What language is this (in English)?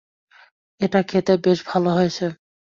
Bangla